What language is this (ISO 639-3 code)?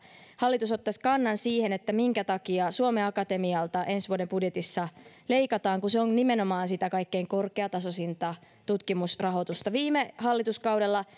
fin